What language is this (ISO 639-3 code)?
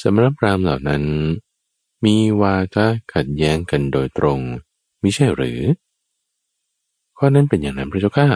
tha